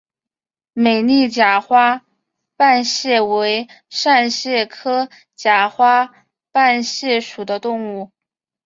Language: Chinese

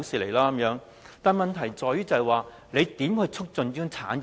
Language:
Cantonese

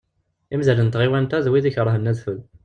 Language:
Kabyle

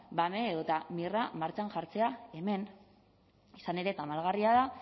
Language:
Basque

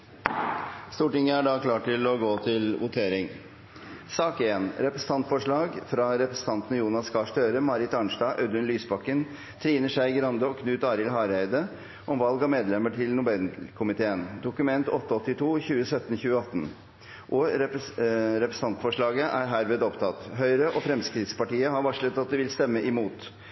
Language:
Norwegian Bokmål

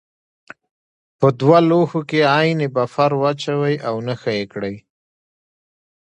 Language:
Pashto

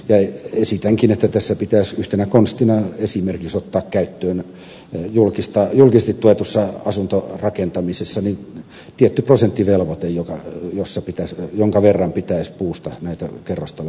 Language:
Finnish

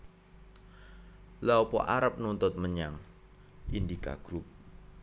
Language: Javanese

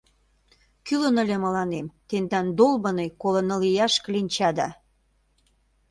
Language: Mari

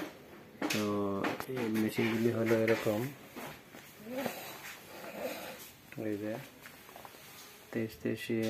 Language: Romanian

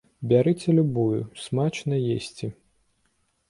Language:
Belarusian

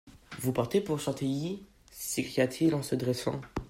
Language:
French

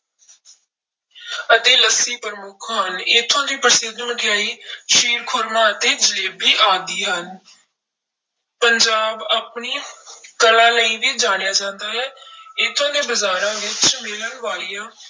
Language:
Punjabi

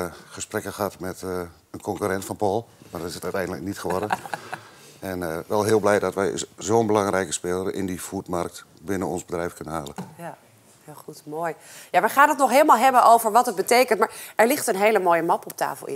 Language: Dutch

